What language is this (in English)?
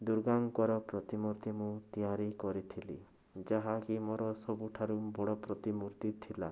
Odia